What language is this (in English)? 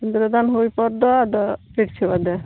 Santali